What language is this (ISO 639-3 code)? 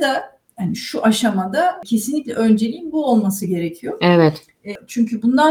tur